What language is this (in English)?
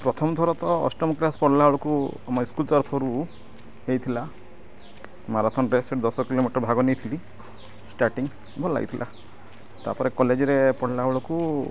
Odia